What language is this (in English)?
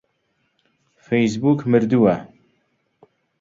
Central Kurdish